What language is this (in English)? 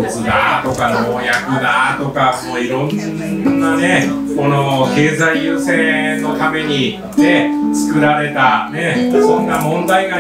Japanese